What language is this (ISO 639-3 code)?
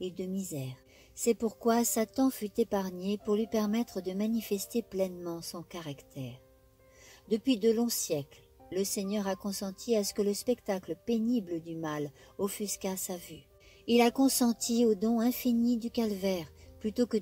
fra